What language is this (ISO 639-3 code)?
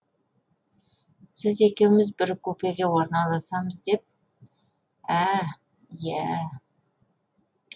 kaz